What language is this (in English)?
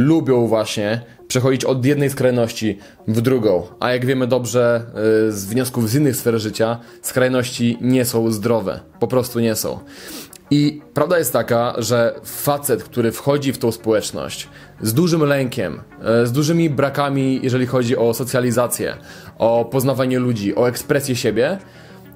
Polish